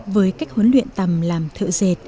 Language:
Vietnamese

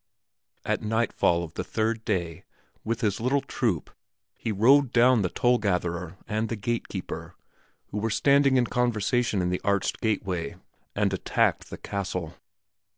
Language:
English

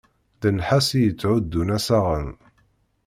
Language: Kabyle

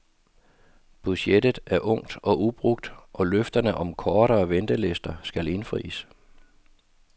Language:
Danish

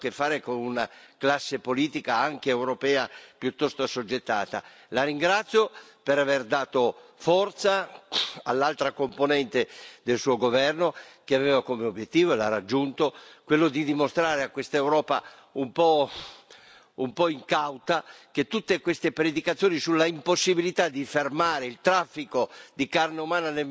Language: Italian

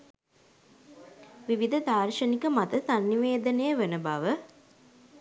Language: Sinhala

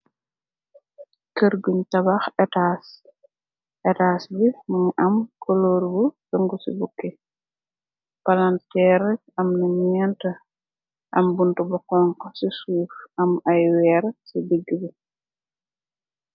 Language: Wolof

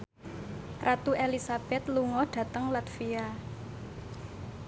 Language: Javanese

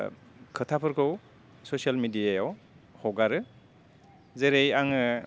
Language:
Bodo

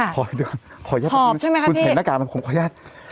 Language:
Thai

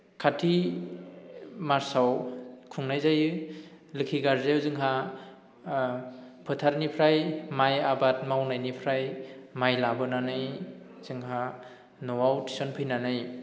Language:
Bodo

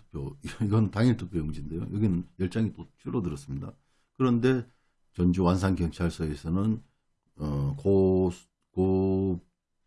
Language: Korean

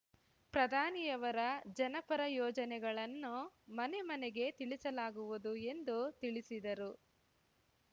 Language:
Kannada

